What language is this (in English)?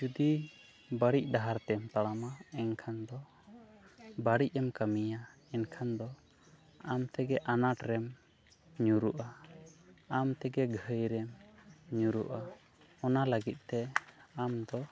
Santali